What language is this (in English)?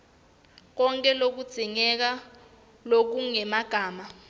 Swati